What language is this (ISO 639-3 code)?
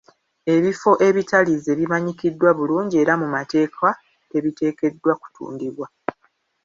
lug